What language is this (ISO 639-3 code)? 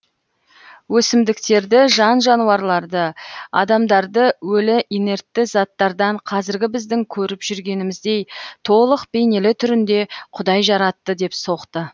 kaz